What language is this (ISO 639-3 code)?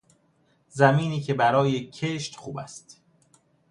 fas